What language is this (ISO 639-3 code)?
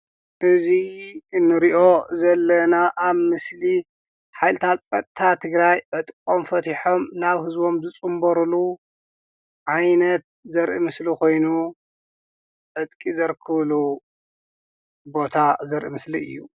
tir